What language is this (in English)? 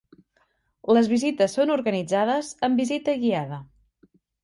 Catalan